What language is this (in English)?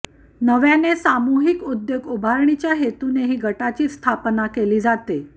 Marathi